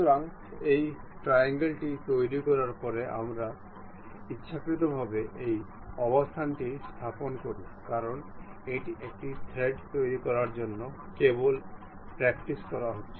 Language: Bangla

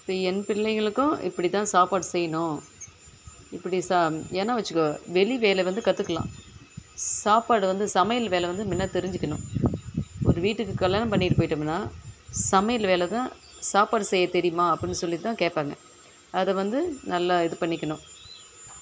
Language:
Tamil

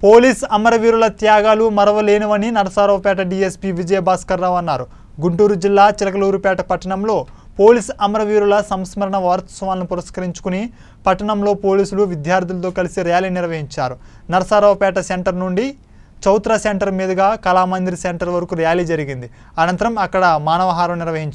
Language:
Hindi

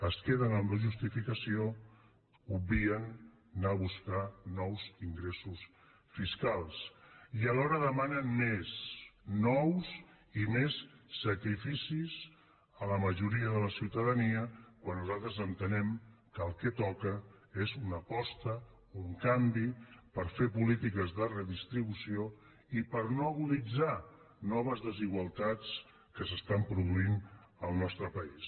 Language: Catalan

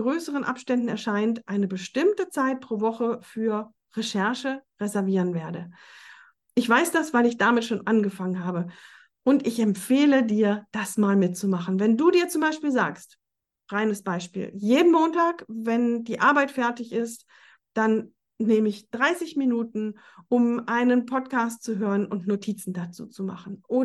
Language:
German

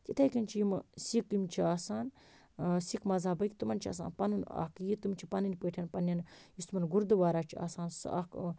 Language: Kashmiri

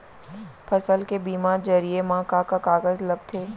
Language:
Chhattisgarhi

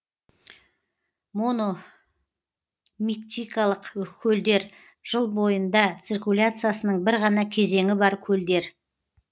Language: Kazakh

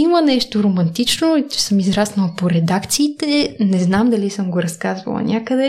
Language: Bulgarian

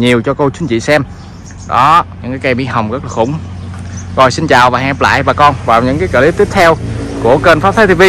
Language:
Vietnamese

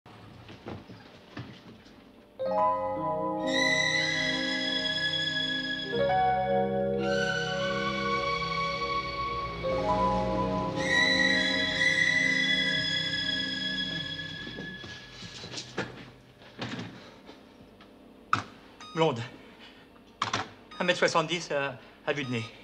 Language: French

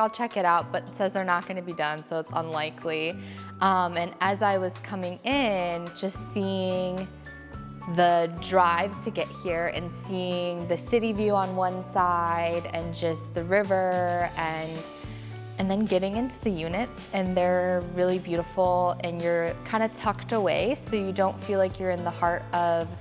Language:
English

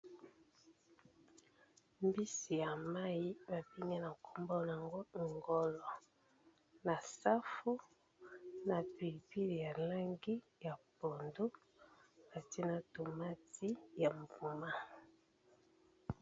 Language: Lingala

